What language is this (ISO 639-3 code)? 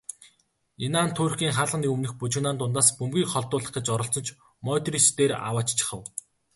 mon